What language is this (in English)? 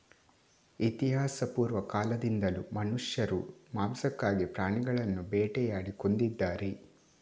Kannada